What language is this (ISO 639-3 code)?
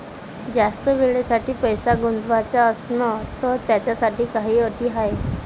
mar